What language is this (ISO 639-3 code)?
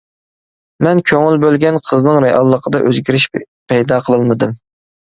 uig